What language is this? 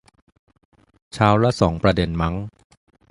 Thai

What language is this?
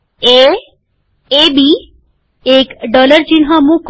Gujarati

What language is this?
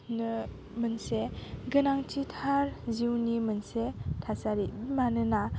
Bodo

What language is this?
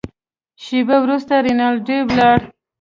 Pashto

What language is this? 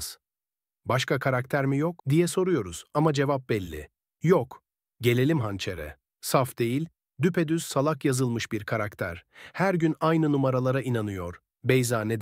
Turkish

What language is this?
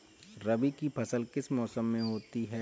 Hindi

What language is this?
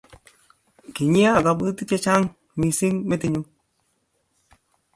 Kalenjin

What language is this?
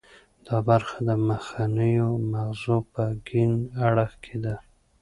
Pashto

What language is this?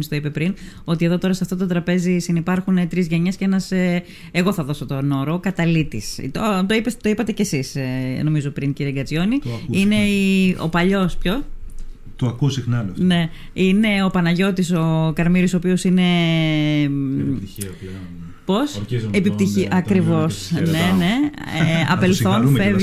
Greek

